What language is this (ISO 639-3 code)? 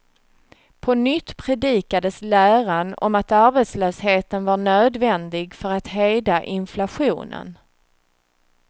swe